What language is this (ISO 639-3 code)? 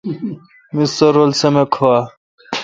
xka